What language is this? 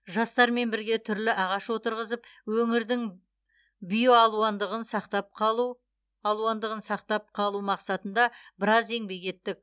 Kazakh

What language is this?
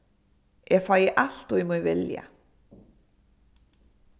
Faroese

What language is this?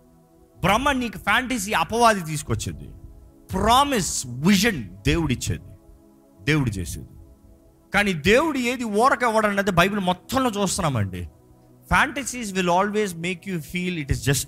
Telugu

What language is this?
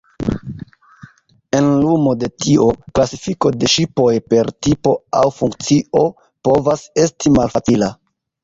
Esperanto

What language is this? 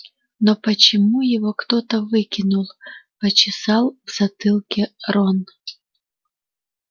Russian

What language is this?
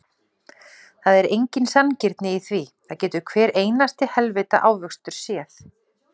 Icelandic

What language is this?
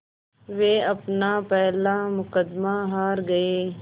Hindi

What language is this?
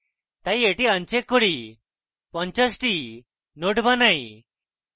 Bangla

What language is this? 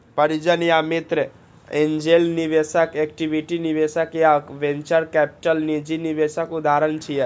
Maithili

